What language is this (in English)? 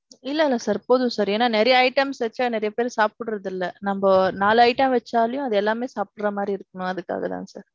Tamil